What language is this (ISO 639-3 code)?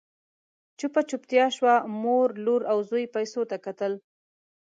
pus